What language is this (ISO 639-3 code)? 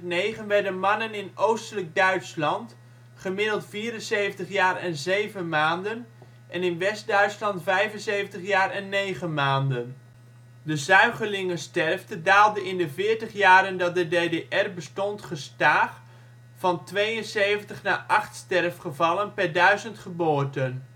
nld